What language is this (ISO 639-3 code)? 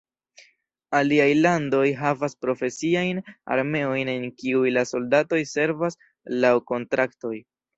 epo